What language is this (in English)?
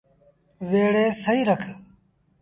Sindhi Bhil